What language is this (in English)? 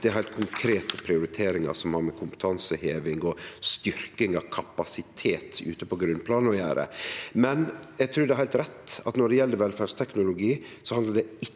Norwegian